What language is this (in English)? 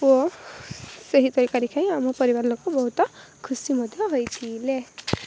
Odia